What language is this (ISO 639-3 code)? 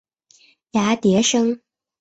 zho